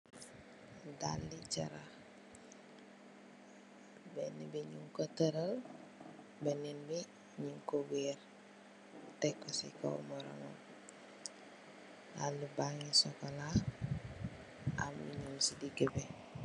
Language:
Wolof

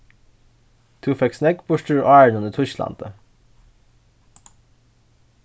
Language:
Faroese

